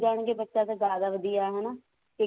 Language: Punjabi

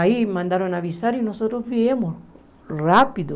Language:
Portuguese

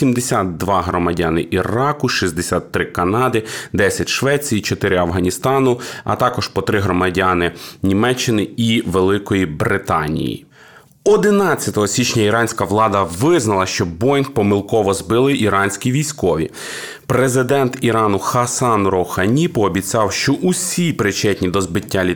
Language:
Ukrainian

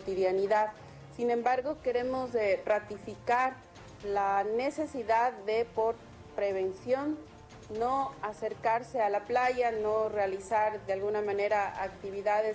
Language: Spanish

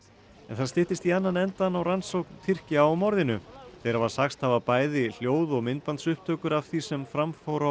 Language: Icelandic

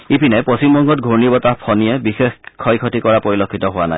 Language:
Assamese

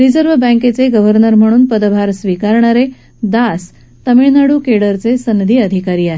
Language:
Marathi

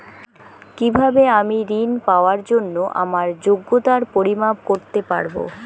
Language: Bangla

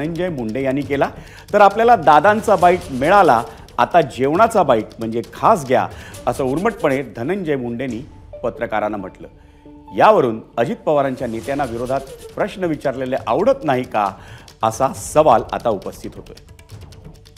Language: Marathi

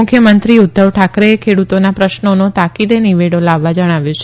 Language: Gujarati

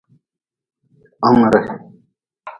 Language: Nawdm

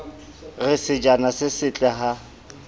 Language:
Southern Sotho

